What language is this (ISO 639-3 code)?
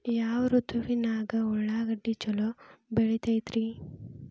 kan